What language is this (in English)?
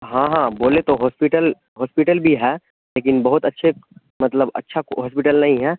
Urdu